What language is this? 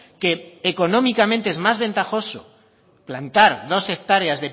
Spanish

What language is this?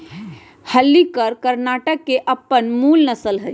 Magahi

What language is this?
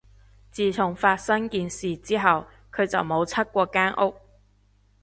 Cantonese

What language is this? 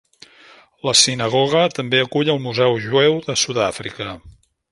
Catalan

